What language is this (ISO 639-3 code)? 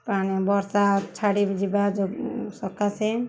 ori